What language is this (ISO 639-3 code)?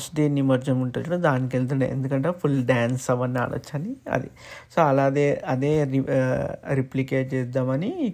tel